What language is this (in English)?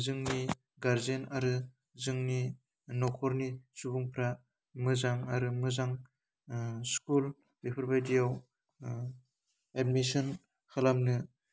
Bodo